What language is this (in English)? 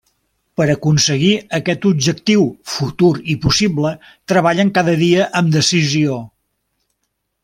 Catalan